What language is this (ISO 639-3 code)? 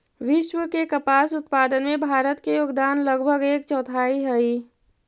mag